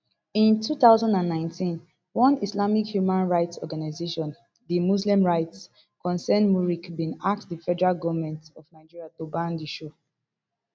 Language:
Nigerian Pidgin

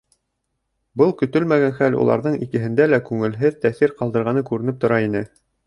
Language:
Bashkir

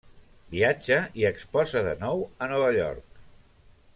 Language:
Catalan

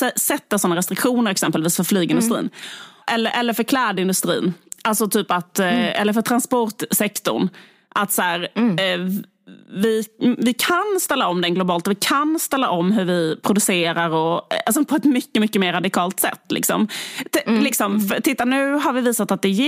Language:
Swedish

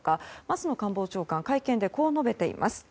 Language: Japanese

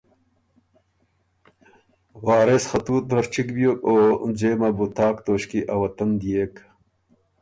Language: Ormuri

